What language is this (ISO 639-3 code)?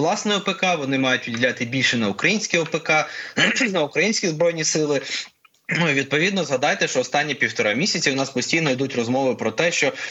ukr